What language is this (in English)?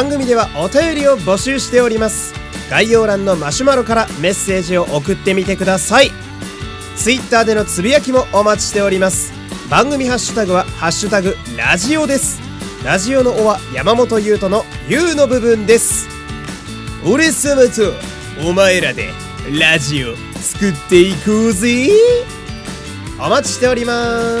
Japanese